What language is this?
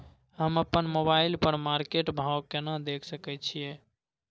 Maithili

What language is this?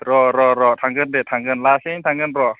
Bodo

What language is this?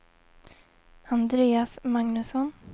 Swedish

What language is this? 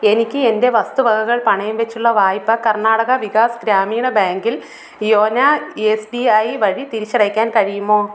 Malayalam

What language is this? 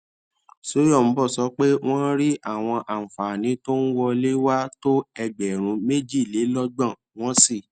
Yoruba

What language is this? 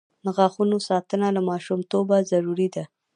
Pashto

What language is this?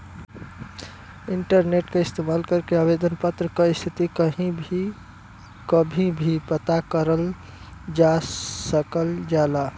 Bhojpuri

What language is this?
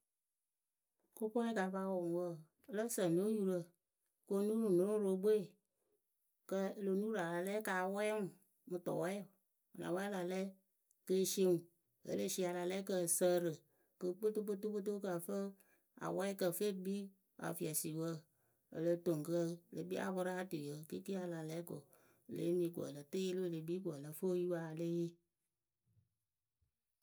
Akebu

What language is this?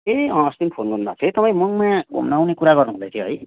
Nepali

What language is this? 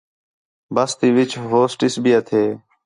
Khetrani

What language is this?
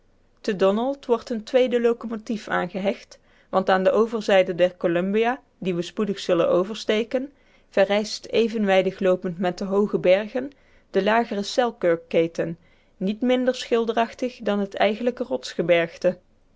Dutch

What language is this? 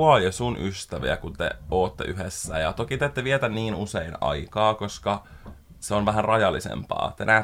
Finnish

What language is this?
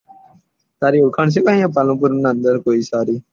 Gujarati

